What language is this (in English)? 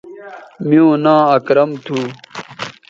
Bateri